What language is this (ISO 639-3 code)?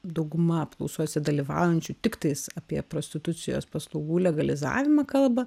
lit